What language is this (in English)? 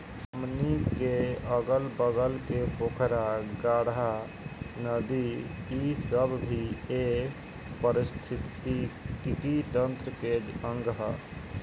Bhojpuri